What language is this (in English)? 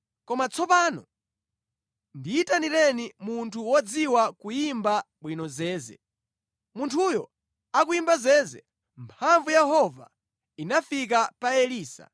Nyanja